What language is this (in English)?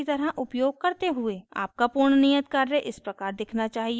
Hindi